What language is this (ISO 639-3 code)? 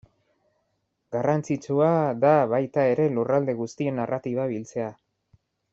eus